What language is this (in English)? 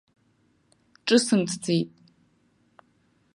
Abkhazian